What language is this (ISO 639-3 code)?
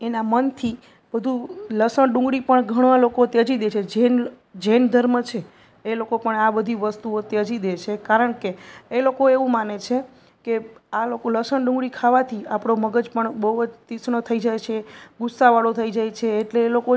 guj